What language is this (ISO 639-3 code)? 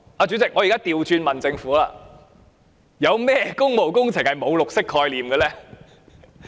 yue